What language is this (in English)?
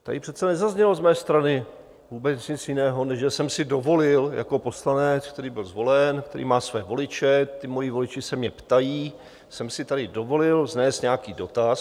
Czech